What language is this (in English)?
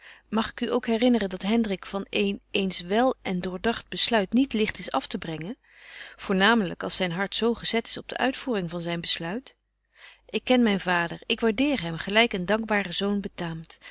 Dutch